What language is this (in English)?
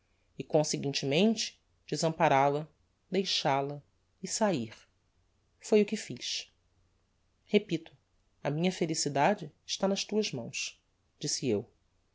Portuguese